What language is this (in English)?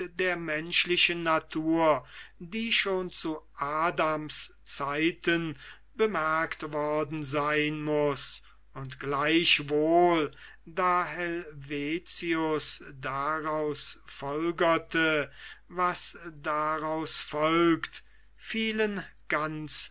German